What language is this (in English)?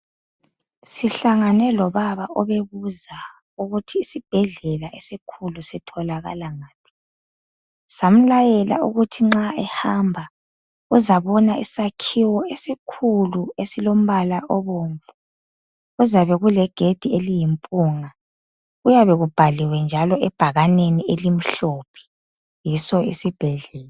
North Ndebele